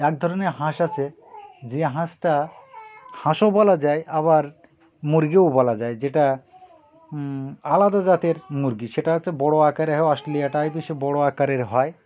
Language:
Bangla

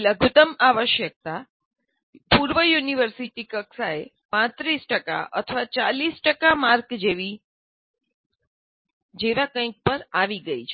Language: Gujarati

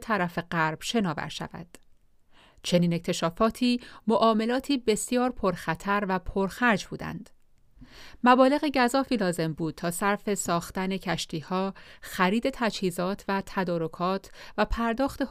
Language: Persian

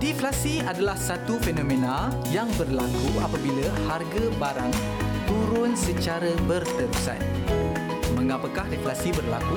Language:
Malay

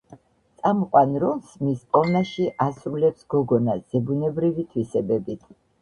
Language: Georgian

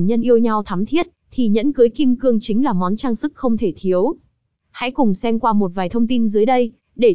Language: Vietnamese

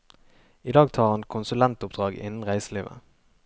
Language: Norwegian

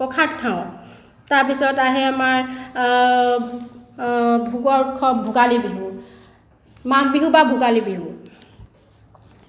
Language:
Assamese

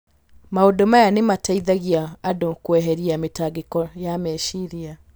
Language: Kikuyu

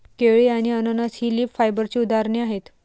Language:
Marathi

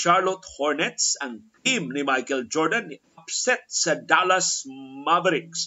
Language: Filipino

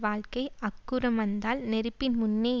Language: Tamil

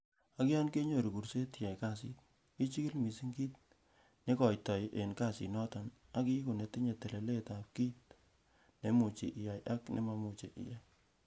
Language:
Kalenjin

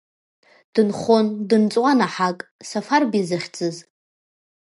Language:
Abkhazian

